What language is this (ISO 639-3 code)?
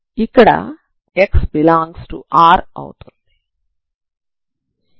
tel